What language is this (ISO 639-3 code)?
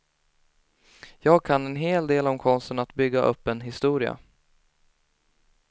swe